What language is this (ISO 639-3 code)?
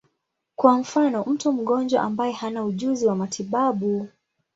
swa